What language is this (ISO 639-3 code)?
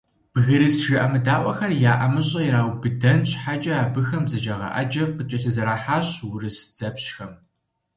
kbd